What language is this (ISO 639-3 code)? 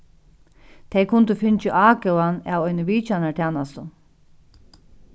fao